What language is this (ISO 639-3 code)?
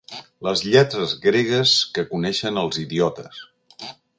cat